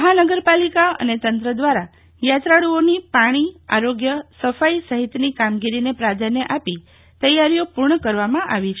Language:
Gujarati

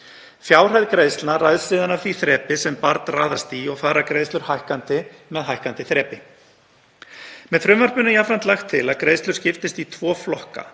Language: Icelandic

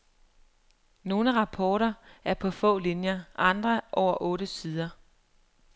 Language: Danish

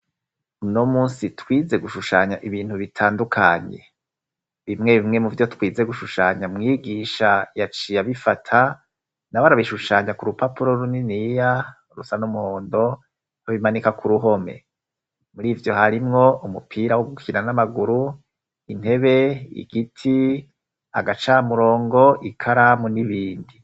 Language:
Rundi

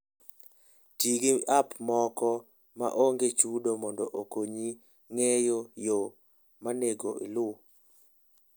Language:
Luo (Kenya and Tanzania)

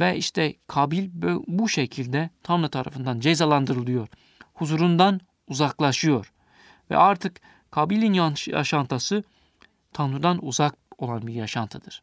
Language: Turkish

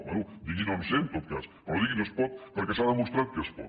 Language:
Catalan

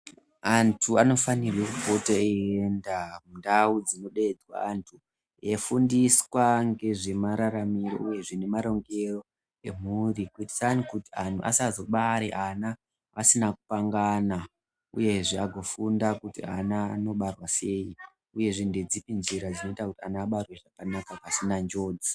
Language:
Ndau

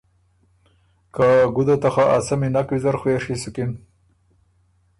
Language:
Ormuri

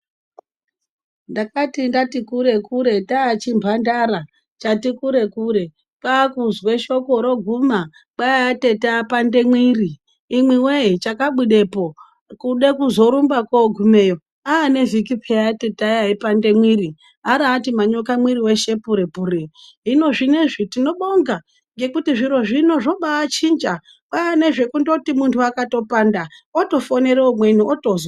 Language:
Ndau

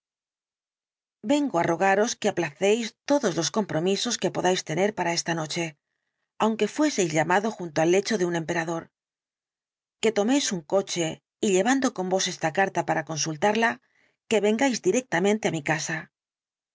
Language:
Spanish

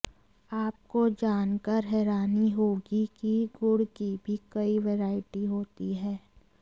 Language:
Hindi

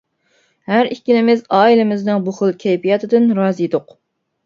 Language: Uyghur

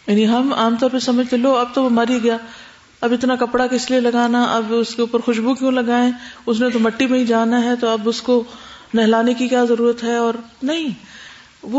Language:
Urdu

